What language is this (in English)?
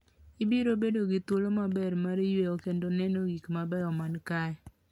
Luo (Kenya and Tanzania)